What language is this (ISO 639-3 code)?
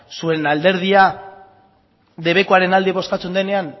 eus